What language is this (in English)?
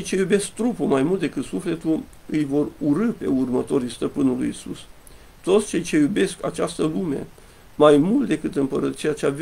Romanian